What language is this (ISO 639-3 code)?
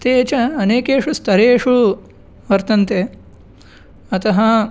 san